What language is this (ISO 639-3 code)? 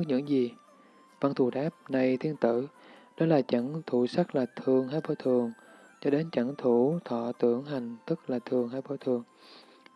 vie